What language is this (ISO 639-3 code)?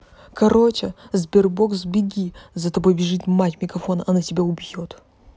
rus